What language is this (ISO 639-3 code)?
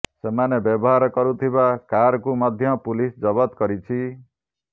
ori